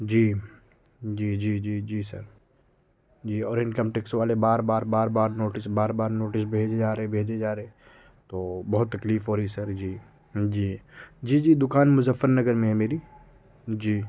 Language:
Urdu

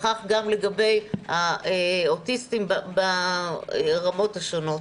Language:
Hebrew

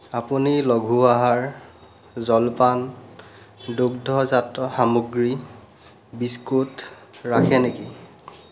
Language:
Assamese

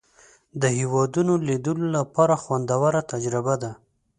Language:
Pashto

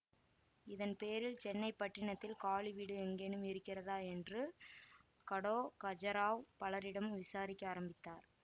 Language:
Tamil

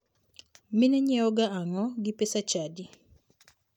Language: Luo (Kenya and Tanzania)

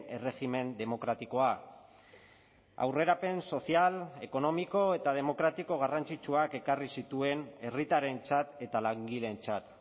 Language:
Basque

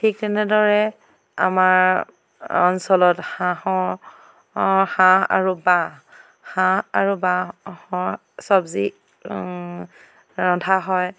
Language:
Assamese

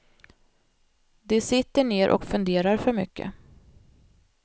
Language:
Swedish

